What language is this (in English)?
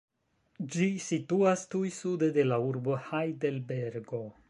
Esperanto